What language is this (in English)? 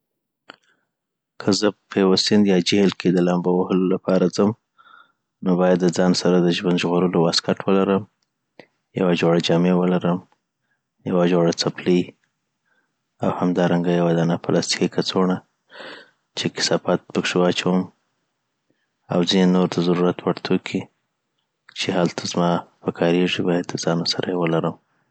Southern Pashto